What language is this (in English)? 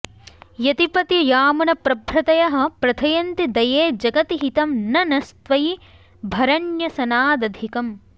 Sanskrit